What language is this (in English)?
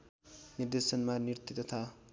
Nepali